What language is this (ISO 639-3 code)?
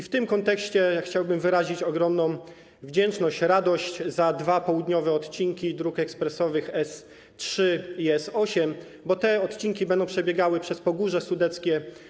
pol